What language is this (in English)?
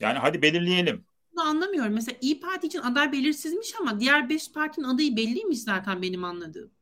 Turkish